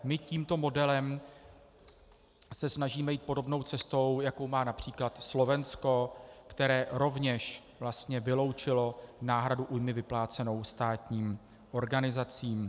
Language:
Czech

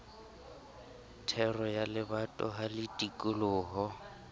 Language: Southern Sotho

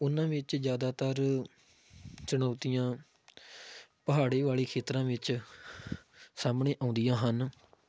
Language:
Punjabi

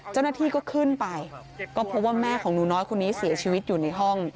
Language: Thai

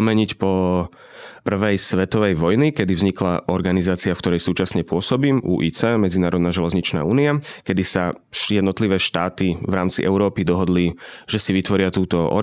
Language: Slovak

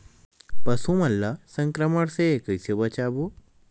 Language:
Chhattisgarhi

